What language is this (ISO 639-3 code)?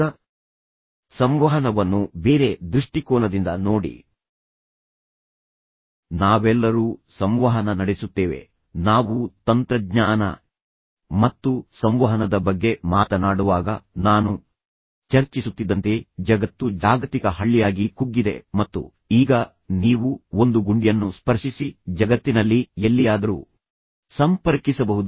kan